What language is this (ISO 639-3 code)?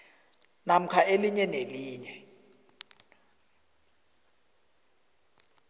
nbl